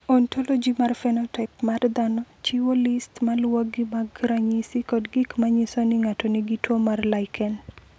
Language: Luo (Kenya and Tanzania)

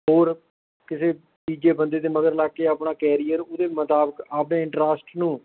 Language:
Punjabi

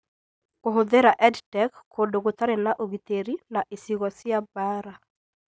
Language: Kikuyu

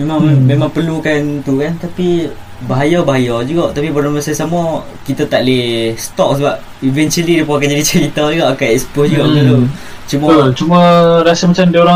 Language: Malay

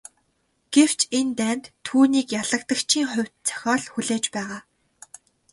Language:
Mongolian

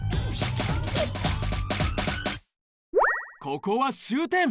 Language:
Japanese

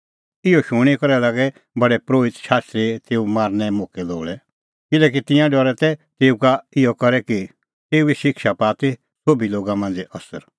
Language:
Kullu Pahari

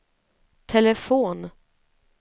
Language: Swedish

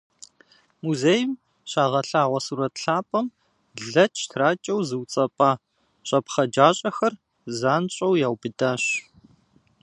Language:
Kabardian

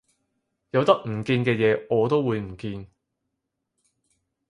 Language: Cantonese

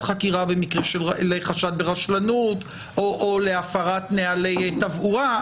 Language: Hebrew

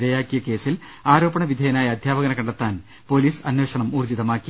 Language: Malayalam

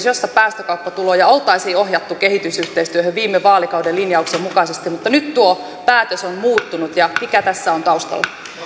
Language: Finnish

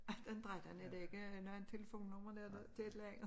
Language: Danish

